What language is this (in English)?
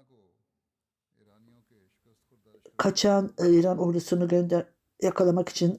Turkish